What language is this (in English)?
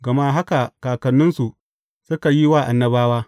Hausa